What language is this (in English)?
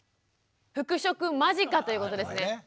Japanese